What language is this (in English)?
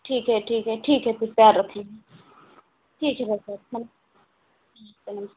Hindi